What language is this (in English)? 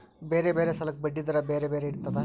Kannada